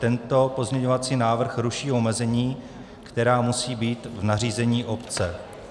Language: Czech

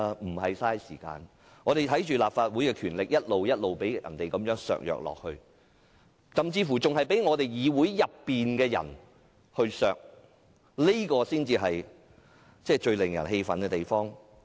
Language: Cantonese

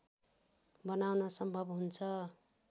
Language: Nepali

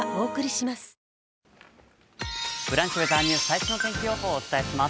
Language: Japanese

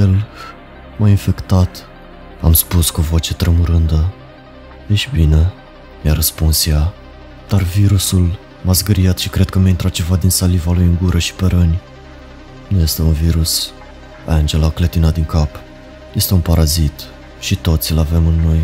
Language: Romanian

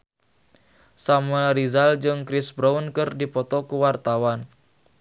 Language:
Sundanese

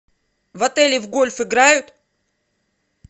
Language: Russian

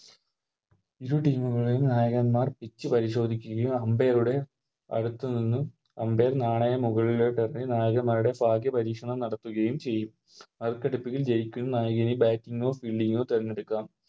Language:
Malayalam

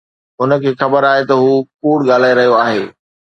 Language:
Sindhi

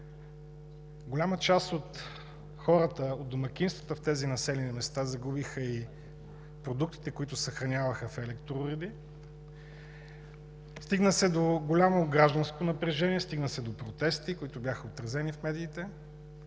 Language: Bulgarian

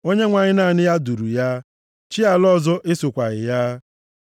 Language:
Igbo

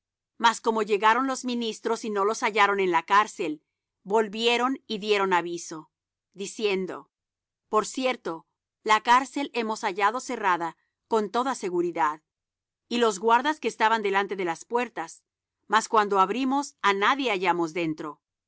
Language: Spanish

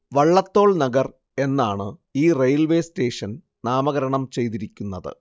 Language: Malayalam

